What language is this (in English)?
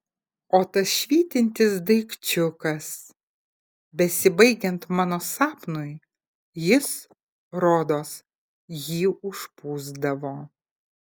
Lithuanian